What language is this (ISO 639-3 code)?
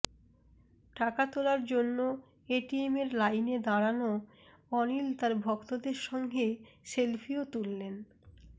ben